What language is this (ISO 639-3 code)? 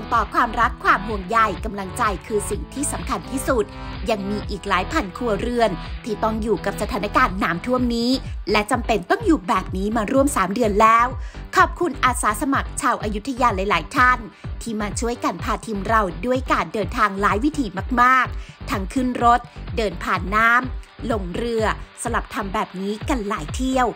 tha